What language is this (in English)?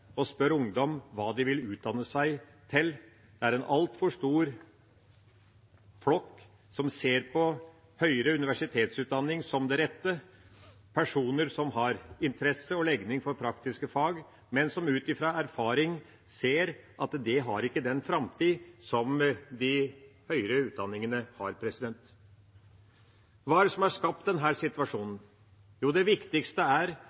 Norwegian Bokmål